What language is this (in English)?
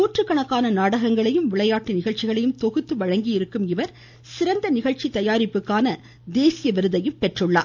Tamil